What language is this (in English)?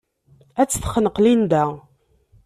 Kabyle